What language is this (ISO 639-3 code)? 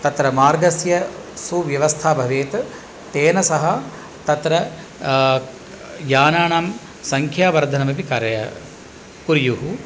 san